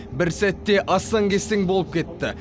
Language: Kazakh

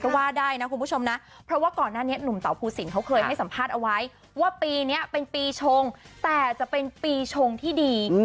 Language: Thai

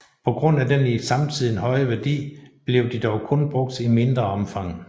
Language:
Danish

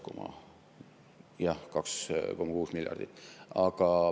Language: Estonian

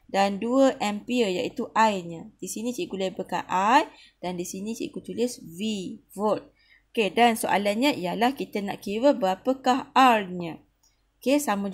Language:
Malay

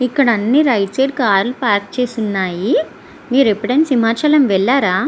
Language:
Telugu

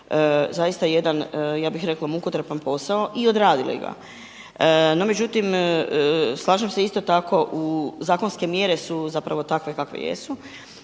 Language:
Croatian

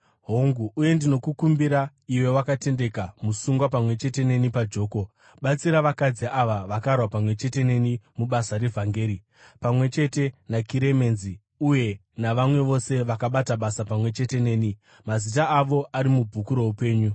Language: Shona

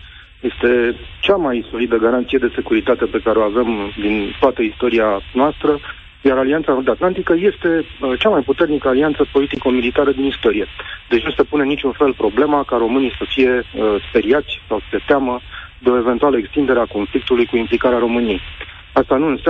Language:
Romanian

